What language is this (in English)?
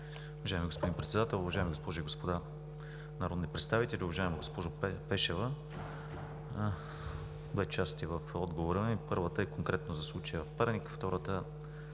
Bulgarian